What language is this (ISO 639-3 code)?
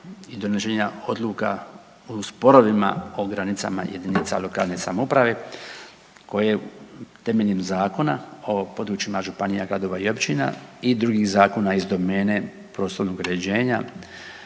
hrv